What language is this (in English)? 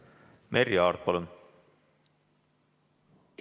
Estonian